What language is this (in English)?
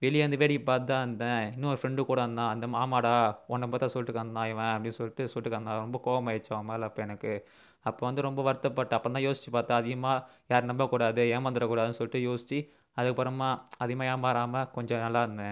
Tamil